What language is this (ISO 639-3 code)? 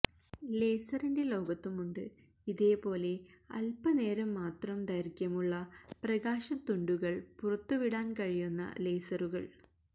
mal